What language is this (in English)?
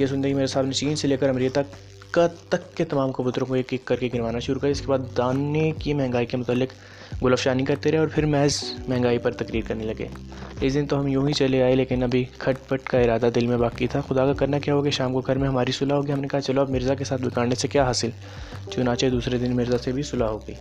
Urdu